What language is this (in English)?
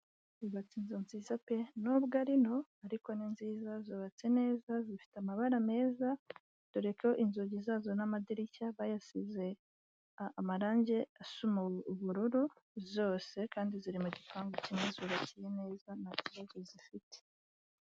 Kinyarwanda